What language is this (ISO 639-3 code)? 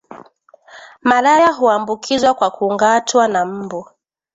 swa